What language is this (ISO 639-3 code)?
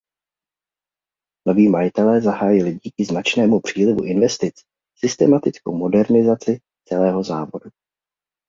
ces